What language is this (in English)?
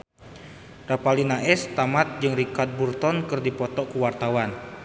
Sundanese